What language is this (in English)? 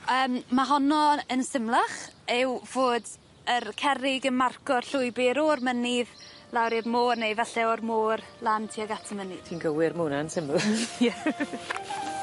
Welsh